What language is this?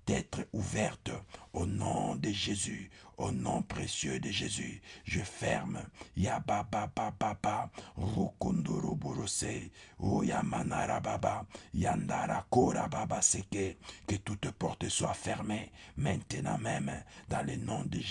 French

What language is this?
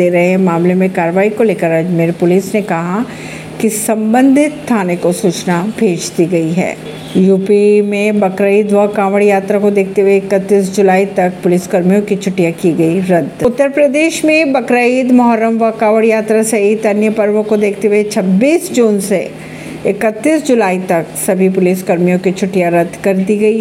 Hindi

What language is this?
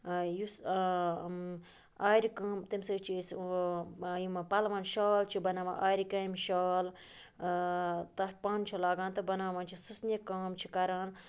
Kashmiri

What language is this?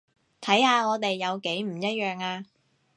Cantonese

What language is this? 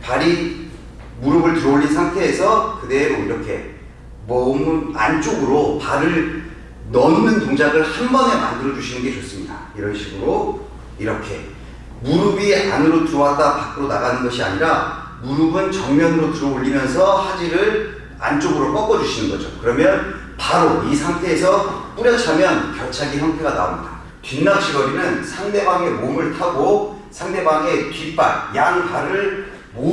Korean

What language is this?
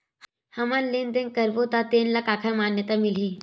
Chhattisgarhi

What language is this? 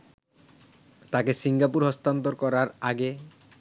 Bangla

